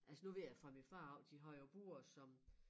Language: Danish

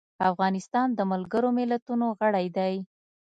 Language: Pashto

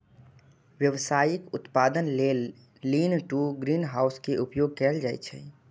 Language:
Maithili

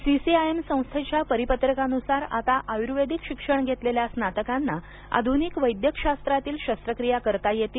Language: Marathi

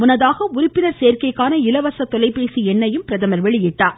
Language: Tamil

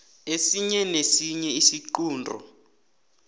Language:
South Ndebele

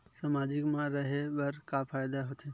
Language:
Chhattisgarhi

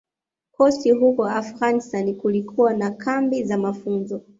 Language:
Swahili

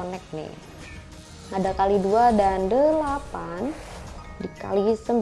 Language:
Indonesian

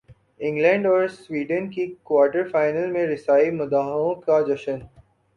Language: Urdu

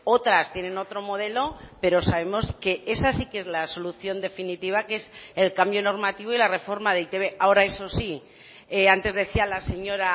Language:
Spanish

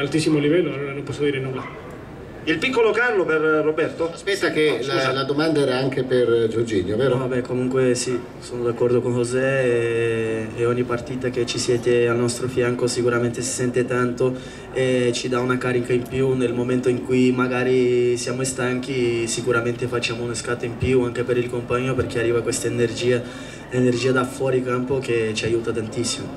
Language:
Italian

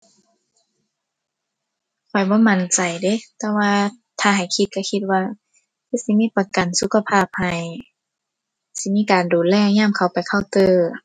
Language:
Thai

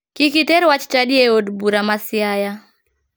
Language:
Luo (Kenya and Tanzania)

